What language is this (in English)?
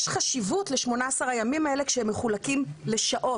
Hebrew